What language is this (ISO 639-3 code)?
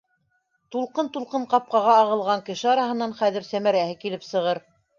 bak